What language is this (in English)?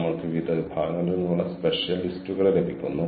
Malayalam